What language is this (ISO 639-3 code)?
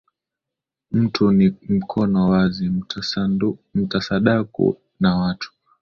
swa